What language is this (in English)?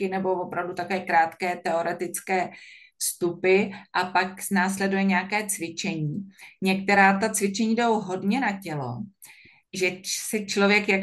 Czech